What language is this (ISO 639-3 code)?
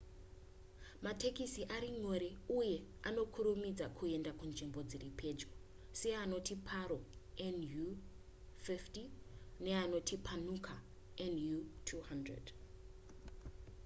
sna